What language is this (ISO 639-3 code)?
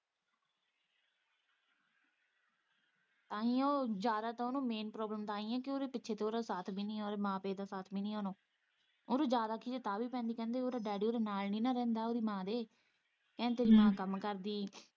pan